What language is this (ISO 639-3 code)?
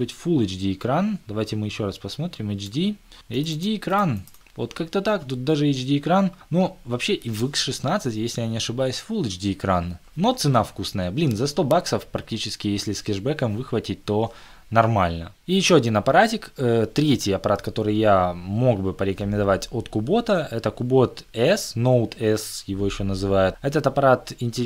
rus